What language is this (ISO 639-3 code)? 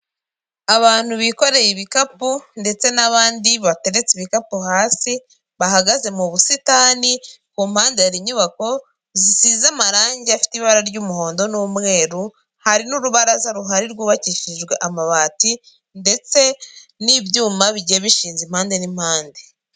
kin